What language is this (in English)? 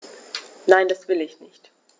German